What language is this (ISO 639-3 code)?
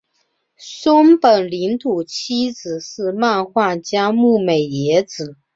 zho